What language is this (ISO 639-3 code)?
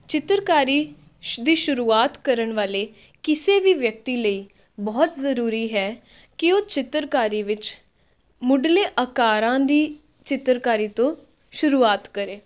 pan